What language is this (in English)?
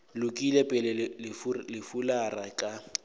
Northern Sotho